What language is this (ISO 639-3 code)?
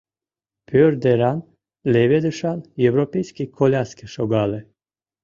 chm